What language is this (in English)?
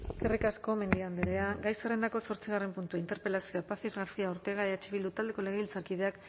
Basque